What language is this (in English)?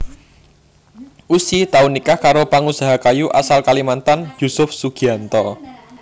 Javanese